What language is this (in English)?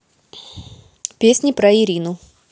Russian